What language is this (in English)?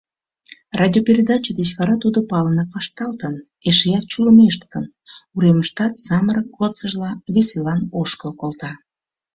Mari